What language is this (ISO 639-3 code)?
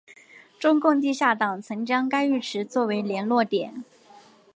zho